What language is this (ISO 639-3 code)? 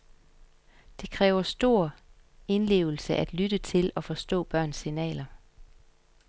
dan